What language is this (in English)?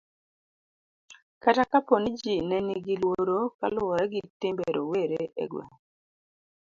Luo (Kenya and Tanzania)